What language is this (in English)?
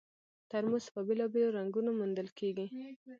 Pashto